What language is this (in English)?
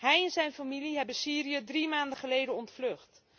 Dutch